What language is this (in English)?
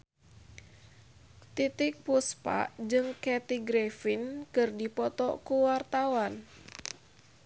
Sundanese